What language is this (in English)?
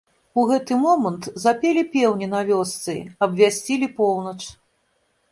Belarusian